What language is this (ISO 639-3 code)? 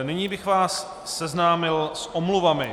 ces